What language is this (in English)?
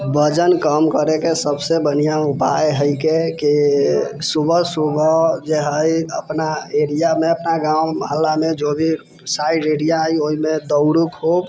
Maithili